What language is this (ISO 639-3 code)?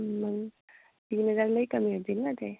mar